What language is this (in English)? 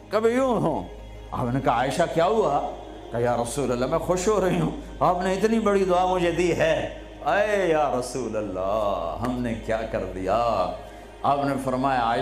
Urdu